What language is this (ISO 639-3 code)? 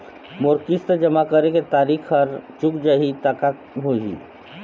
hne